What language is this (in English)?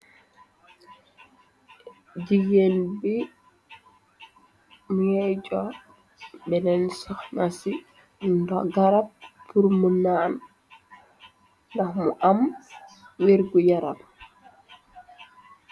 Wolof